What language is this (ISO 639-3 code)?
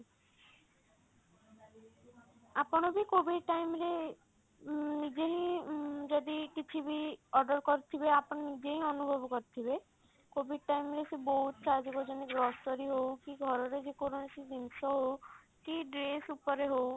ori